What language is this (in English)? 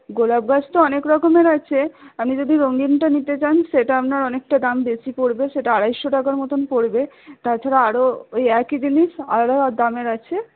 Bangla